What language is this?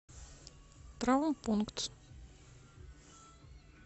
Russian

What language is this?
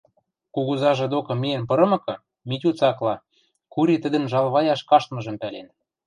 Western Mari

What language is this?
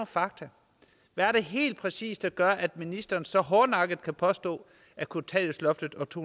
Danish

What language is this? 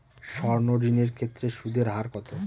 Bangla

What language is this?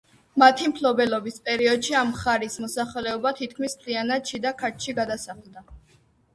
Georgian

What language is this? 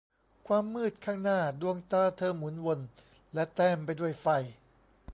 Thai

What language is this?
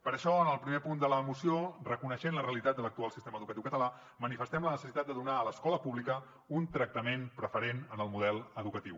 Catalan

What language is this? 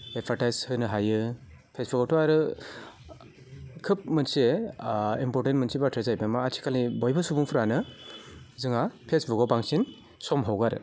Bodo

